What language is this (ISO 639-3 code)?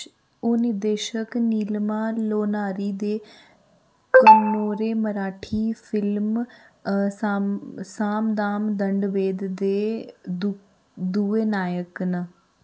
doi